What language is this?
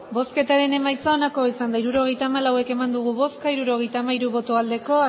Basque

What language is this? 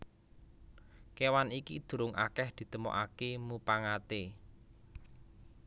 Javanese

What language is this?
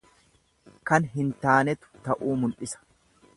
Oromo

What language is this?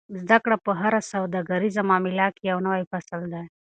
Pashto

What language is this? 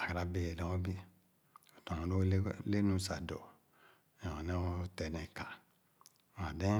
Khana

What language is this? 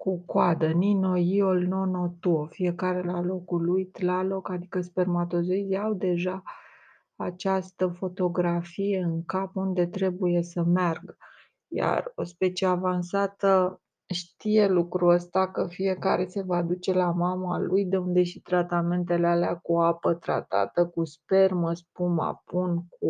Romanian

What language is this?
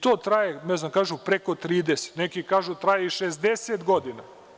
Serbian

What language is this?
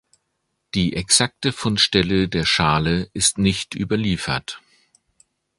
German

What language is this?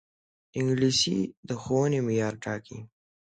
Pashto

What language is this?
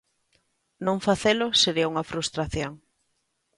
Galician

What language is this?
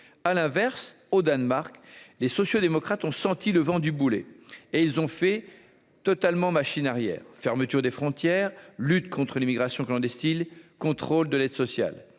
French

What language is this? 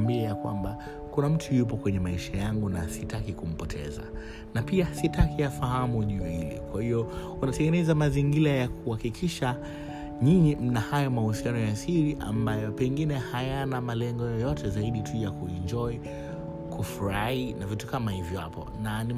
Swahili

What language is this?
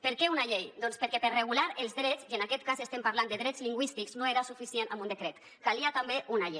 Catalan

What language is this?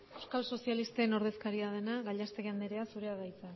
Basque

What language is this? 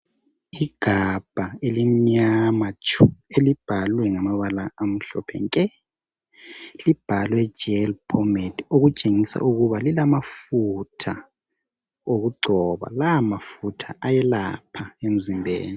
North Ndebele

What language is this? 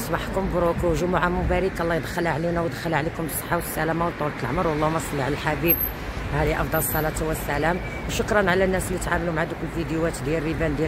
Arabic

